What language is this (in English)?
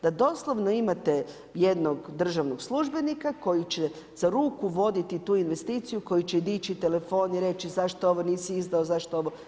Croatian